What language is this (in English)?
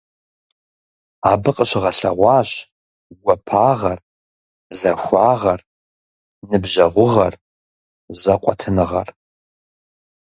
Kabardian